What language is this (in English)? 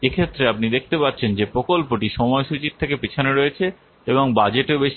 Bangla